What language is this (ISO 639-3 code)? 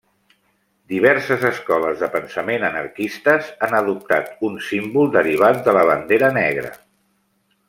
cat